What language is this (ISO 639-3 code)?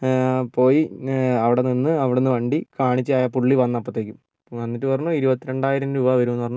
mal